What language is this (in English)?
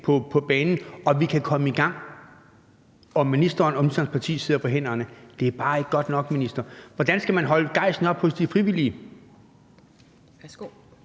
Danish